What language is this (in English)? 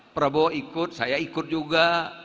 Indonesian